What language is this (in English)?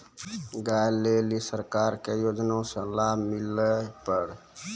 Maithili